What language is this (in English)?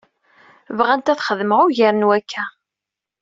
Kabyle